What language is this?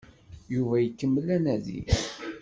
Kabyle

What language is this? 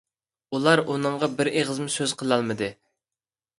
Uyghur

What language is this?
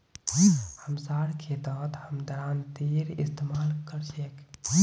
Magahi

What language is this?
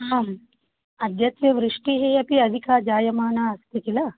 Sanskrit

